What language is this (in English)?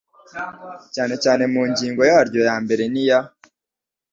Kinyarwanda